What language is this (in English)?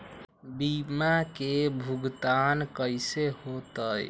Magahi